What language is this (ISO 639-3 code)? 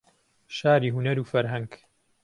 ckb